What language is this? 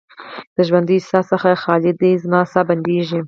Pashto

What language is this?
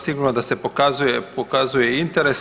Croatian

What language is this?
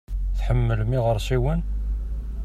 Kabyle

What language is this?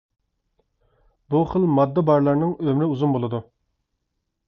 Uyghur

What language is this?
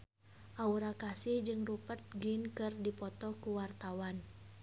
Sundanese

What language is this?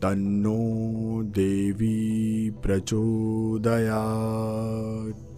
Hindi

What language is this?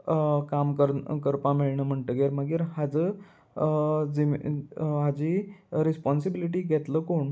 Konkani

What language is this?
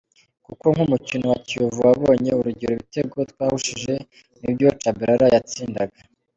Kinyarwanda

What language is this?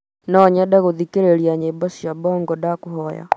Kikuyu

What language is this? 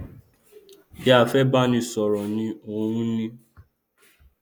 Yoruba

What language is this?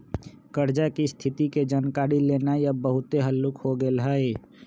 Magahi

